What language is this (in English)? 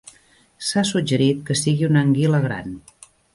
Catalan